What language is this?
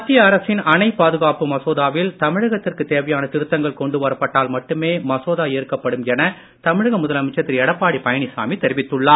Tamil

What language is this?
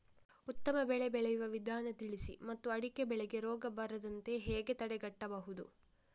Kannada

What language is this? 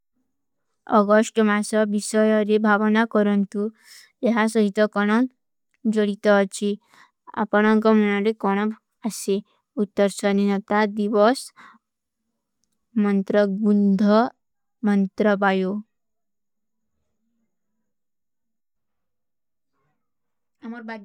Kui (India)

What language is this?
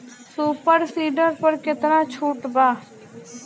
Bhojpuri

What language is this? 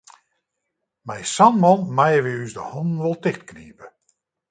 Western Frisian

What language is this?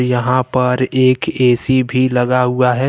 Hindi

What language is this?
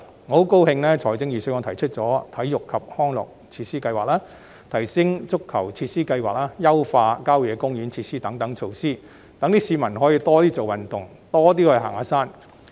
Cantonese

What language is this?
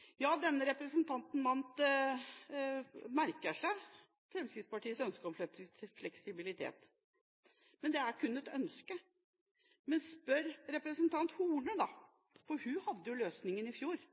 Norwegian Bokmål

